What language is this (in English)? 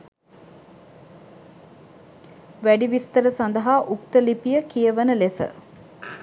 Sinhala